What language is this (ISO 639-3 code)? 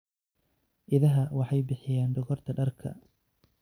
som